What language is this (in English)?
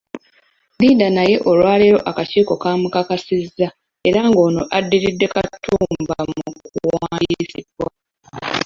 Ganda